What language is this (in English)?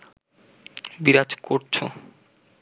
Bangla